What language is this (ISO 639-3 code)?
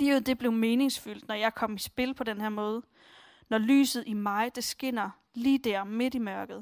dan